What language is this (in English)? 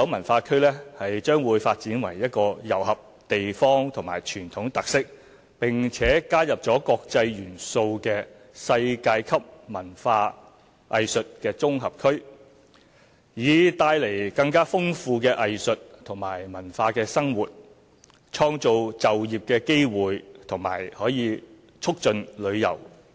Cantonese